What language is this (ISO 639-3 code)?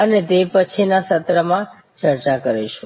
guj